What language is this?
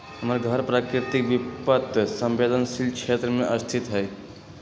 Magahi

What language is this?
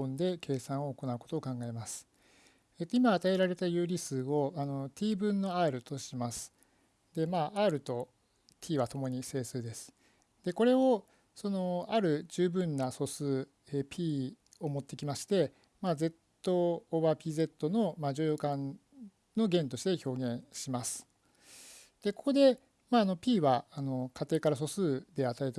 Japanese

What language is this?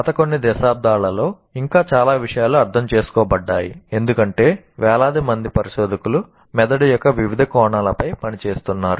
Telugu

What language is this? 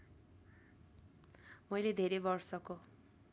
Nepali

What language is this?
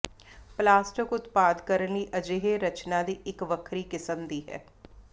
Punjabi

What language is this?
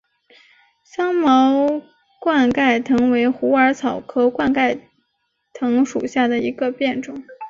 Chinese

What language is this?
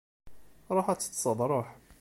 Kabyle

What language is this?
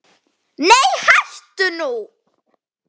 Icelandic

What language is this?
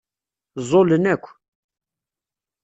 Kabyle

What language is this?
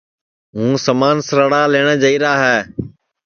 Sansi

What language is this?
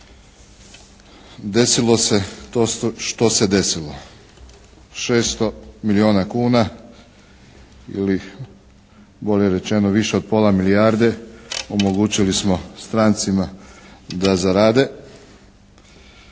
Croatian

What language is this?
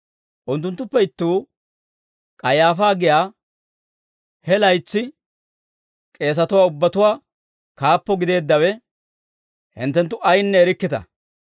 Dawro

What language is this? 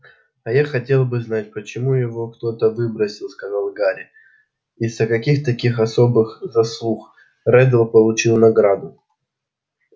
Russian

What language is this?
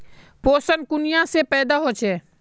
Magahi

